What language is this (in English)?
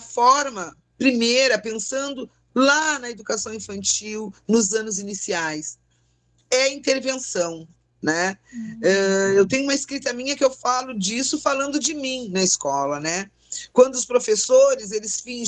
Portuguese